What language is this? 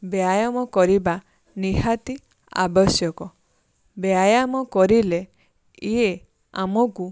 Odia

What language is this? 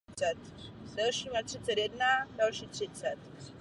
Czech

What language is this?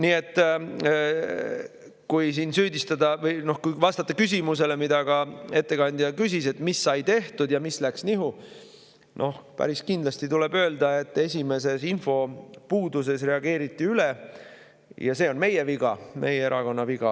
Estonian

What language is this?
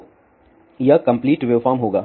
Hindi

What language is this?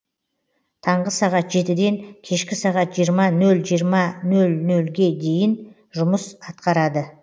Kazakh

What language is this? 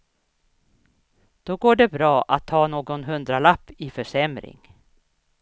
Swedish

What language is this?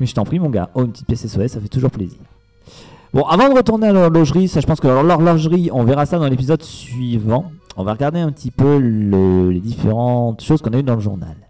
French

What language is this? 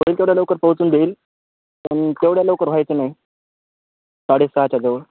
Marathi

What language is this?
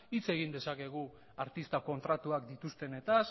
Basque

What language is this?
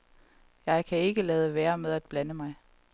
Danish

